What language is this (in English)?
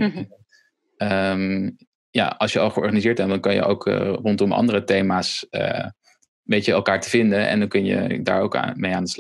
Dutch